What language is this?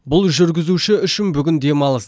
Kazakh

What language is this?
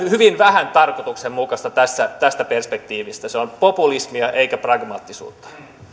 Finnish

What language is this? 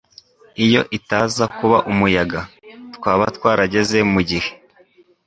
Kinyarwanda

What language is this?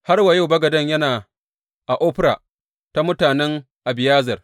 Hausa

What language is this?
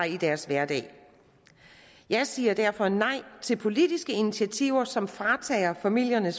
Danish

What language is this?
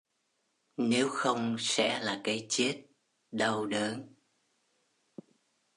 Vietnamese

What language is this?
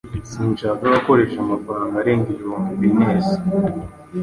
Kinyarwanda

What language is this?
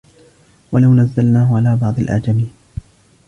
Arabic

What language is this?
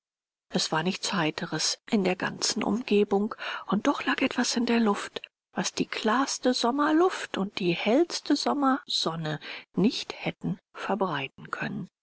German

